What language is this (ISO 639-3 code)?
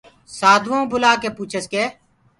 ggg